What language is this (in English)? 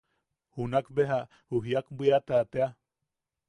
Yaqui